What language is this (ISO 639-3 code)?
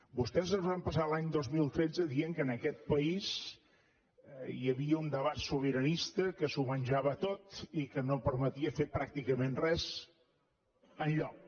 cat